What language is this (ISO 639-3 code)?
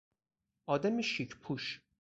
fas